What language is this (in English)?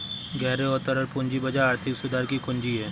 Hindi